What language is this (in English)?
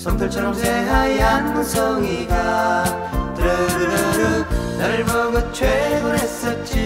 Korean